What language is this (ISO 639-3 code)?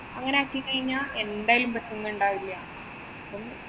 mal